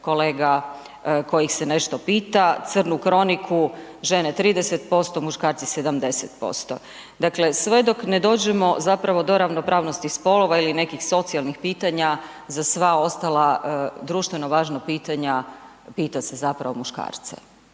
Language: Croatian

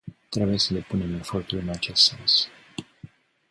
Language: Romanian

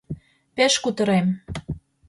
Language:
Mari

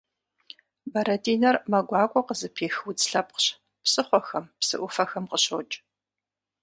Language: Kabardian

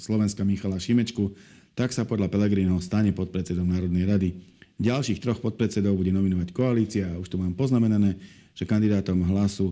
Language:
Slovak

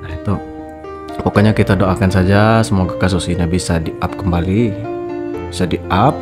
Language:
Indonesian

